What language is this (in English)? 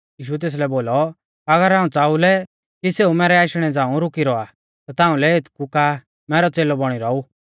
Mahasu Pahari